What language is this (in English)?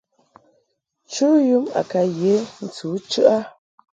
Mungaka